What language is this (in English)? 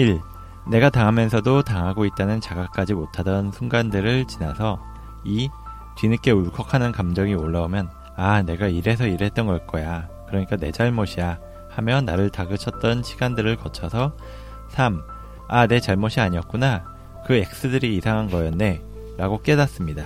Korean